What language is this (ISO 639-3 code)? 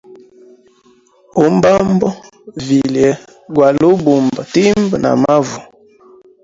hem